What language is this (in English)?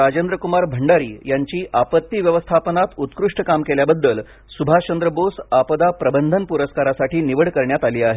Marathi